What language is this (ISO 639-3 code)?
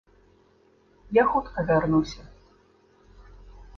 bel